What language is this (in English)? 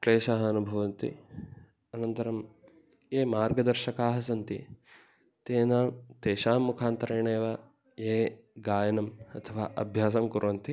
Sanskrit